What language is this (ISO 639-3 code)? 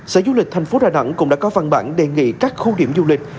vie